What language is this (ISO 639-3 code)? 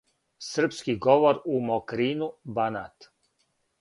srp